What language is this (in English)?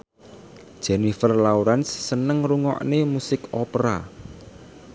Javanese